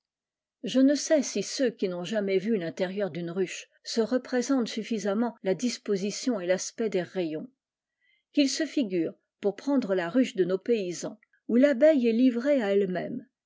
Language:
French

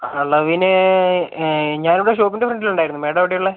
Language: Malayalam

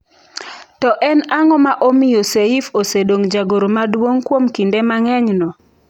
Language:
Luo (Kenya and Tanzania)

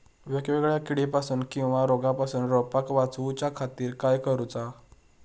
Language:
Marathi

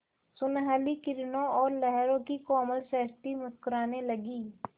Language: Hindi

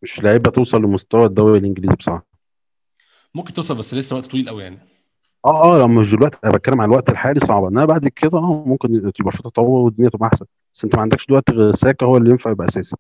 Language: Arabic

